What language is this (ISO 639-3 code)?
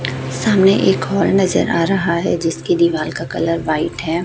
hin